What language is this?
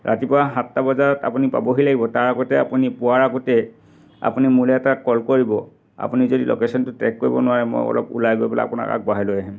Assamese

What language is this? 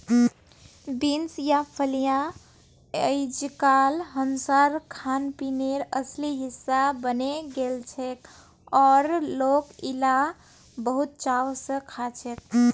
Magahi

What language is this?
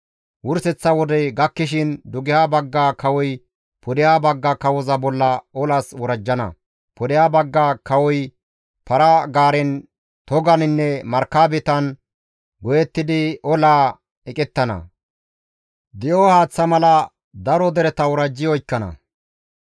Gamo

